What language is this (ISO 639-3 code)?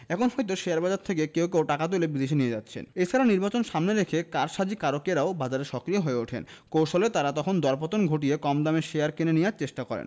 ben